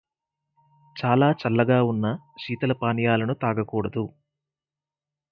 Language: Telugu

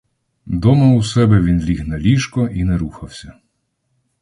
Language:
Ukrainian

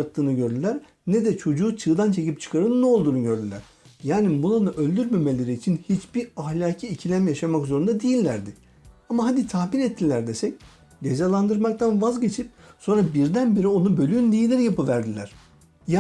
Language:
Turkish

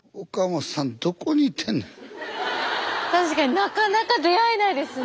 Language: Japanese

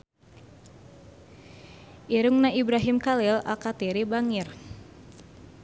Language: Sundanese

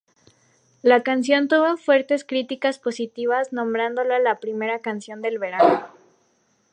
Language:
Spanish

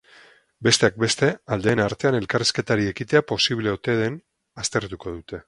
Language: Basque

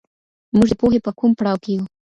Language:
Pashto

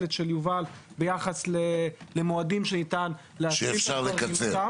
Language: Hebrew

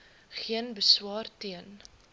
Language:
Afrikaans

